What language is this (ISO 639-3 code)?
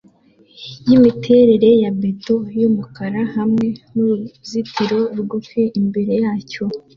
kin